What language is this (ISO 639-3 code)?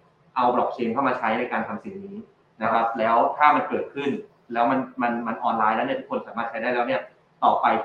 tha